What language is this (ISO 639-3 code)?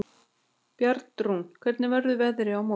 isl